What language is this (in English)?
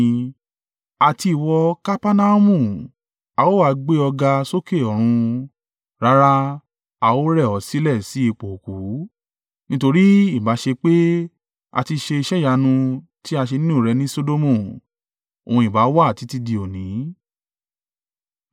Yoruba